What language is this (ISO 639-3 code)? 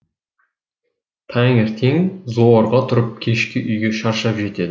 kaz